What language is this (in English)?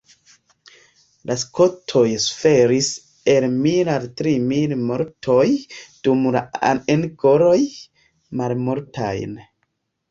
Esperanto